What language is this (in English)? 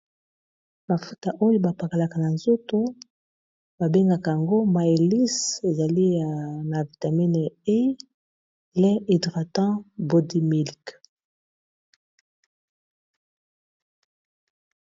Lingala